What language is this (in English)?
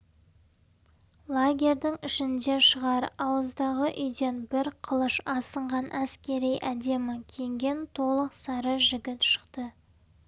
Kazakh